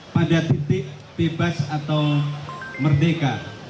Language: Indonesian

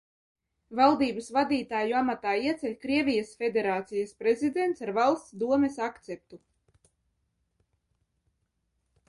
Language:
Latvian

